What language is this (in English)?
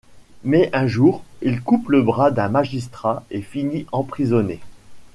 French